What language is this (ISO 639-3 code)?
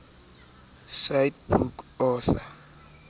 sot